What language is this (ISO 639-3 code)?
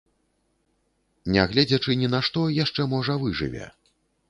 bel